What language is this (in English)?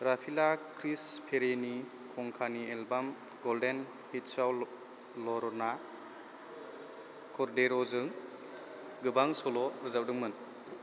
Bodo